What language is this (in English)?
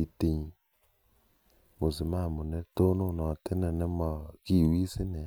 Kalenjin